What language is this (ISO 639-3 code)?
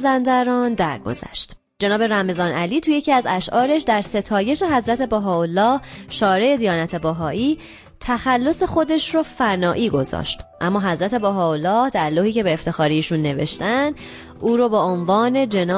fas